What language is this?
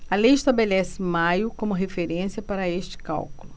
Portuguese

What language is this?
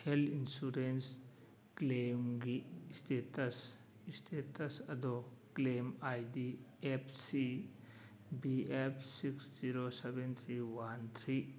Manipuri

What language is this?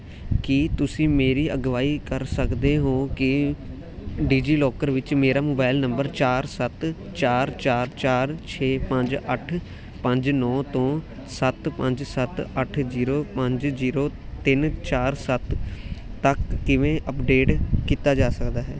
Punjabi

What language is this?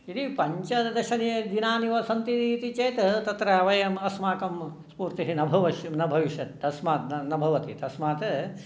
Sanskrit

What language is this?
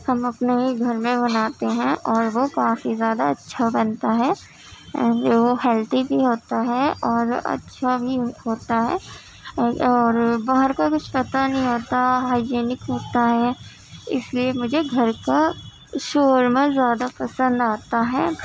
Urdu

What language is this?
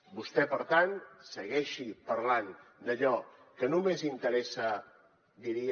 Catalan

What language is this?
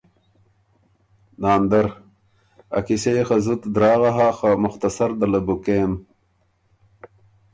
Ormuri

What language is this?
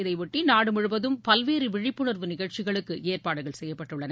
Tamil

